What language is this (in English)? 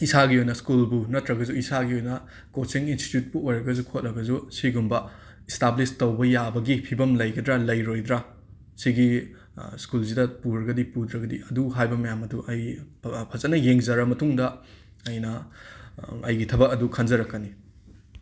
Manipuri